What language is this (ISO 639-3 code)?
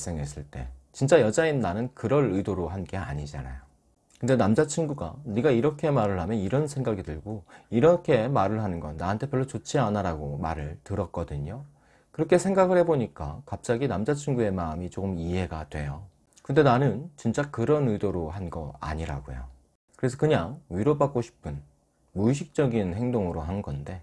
kor